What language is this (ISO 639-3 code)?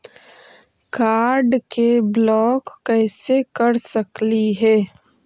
mag